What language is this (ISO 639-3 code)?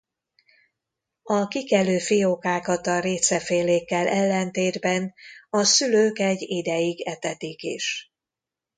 hun